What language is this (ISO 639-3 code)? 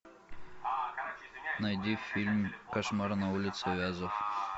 rus